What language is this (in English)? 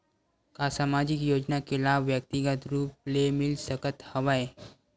Chhattisgarhi